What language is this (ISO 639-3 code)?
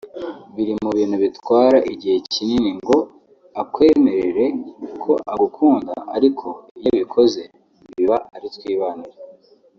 kin